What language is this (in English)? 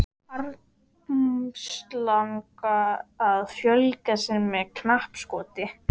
Icelandic